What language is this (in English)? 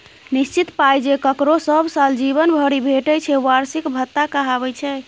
Maithili